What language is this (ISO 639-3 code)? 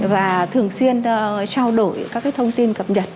vie